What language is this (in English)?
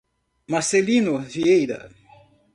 Portuguese